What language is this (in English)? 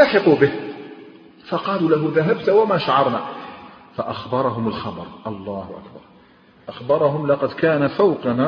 Arabic